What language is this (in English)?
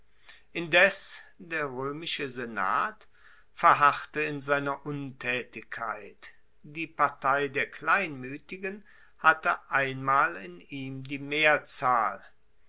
German